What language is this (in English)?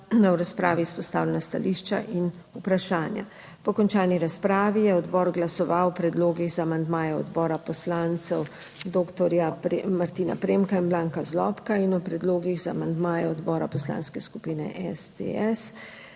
Slovenian